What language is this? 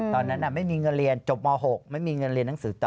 Thai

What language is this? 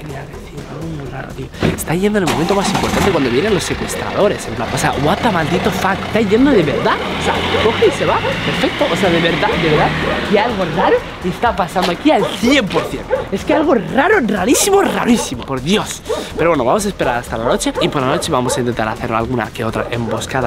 Spanish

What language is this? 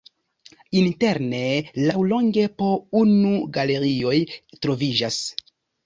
Esperanto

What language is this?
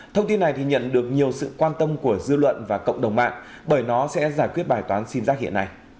Vietnamese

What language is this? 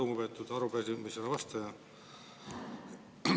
Estonian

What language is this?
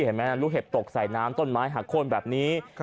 Thai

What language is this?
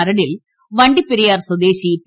Malayalam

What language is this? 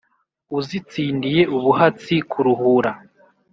Kinyarwanda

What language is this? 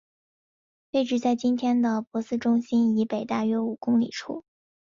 Chinese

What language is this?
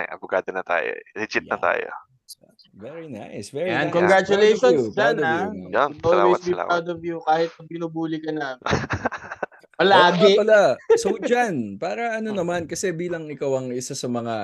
Filipino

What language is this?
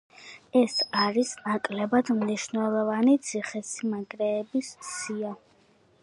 Georgian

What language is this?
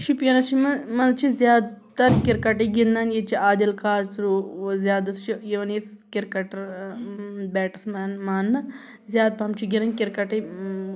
Kashmiri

